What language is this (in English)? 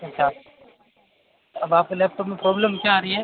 Hindi